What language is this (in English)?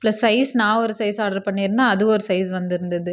Tamil